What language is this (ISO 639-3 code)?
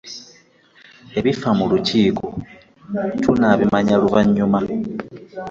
lug